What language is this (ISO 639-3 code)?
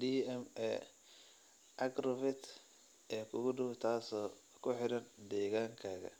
som